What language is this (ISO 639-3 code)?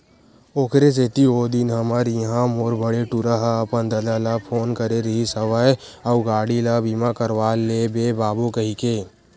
hne